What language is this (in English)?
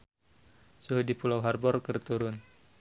Sundanese